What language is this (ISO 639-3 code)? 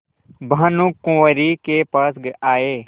hin